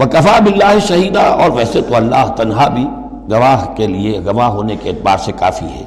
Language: Urdu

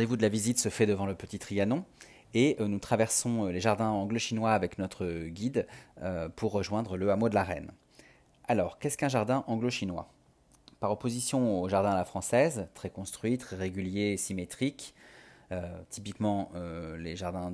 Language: French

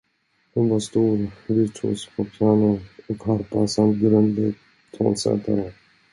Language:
Swedish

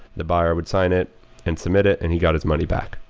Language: English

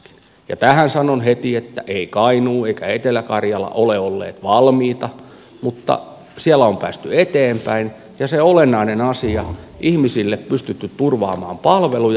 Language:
Finnish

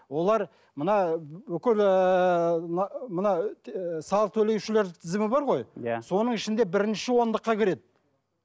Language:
Kazakh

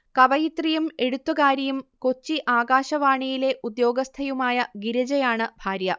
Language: Malayalam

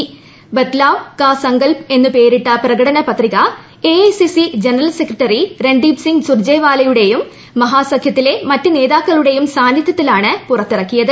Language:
Malayalam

